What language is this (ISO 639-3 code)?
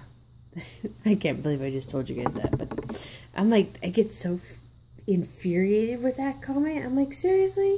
eng